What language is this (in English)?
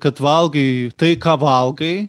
Lithuanian